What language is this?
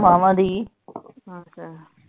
Punjabi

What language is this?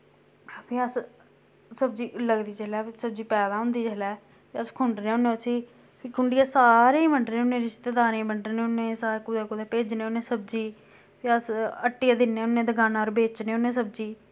Dogri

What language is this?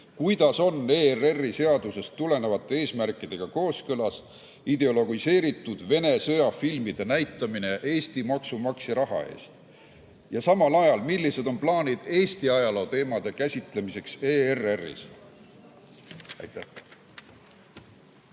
Estonian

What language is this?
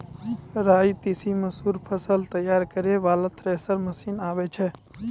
Maithili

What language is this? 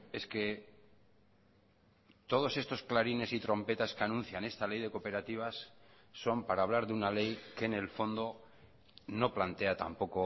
Spanish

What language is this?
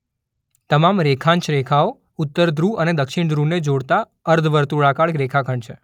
Gujarati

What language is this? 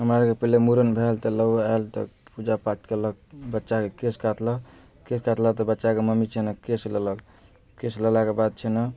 Maithili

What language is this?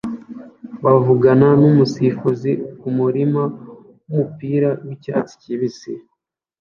Kinyarwanda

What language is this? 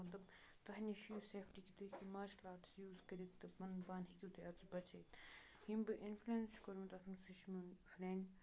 Kashmiri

